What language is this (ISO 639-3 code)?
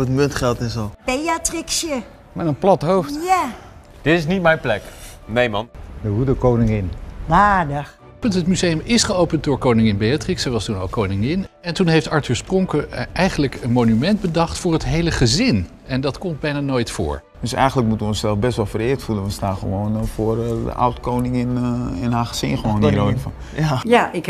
nld